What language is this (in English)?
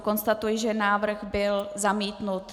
Czech